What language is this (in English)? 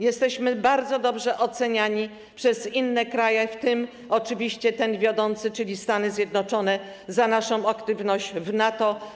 Polish